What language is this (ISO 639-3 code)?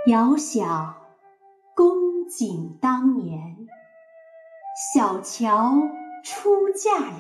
zho